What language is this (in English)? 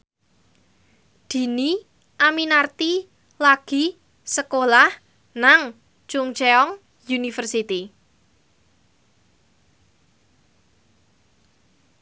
Javanese